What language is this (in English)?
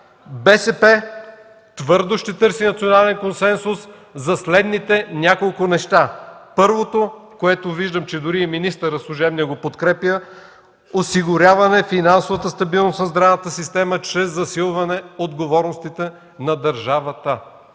Bulgarian